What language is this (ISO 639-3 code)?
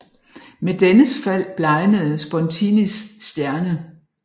dan